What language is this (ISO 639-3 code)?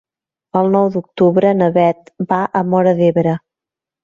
cat